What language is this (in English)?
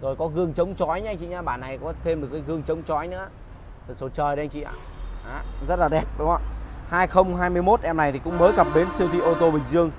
Vietnamese